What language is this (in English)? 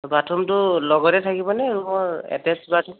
Assamese